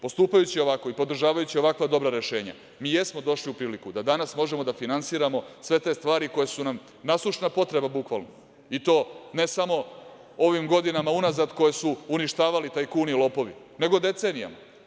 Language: Serbian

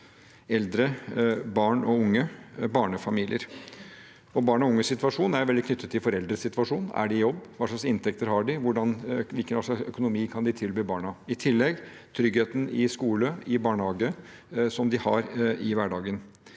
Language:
Norwegian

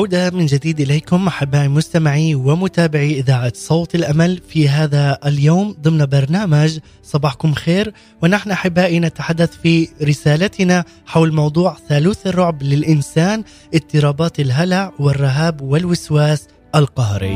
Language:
Arabic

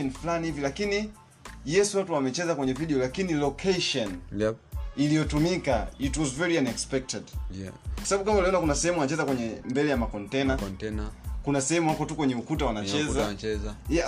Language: Swahili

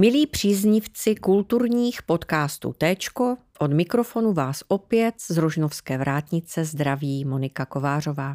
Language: Czech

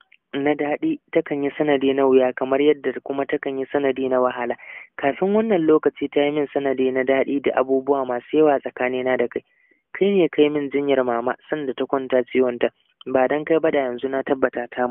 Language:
Arabic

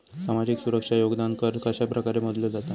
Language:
Marathi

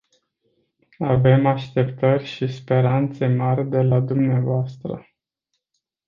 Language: Romanian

